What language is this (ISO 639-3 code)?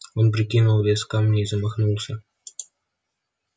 rus